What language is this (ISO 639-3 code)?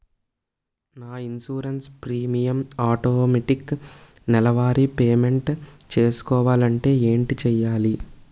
tel